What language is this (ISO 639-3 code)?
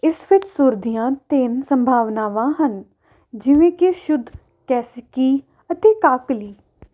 pan